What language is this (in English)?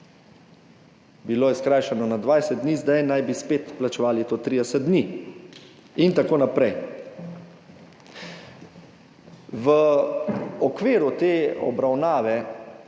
Slovenian